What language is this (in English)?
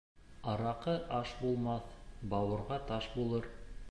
Bashkir